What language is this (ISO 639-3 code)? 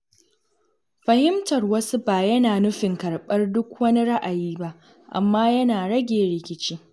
hau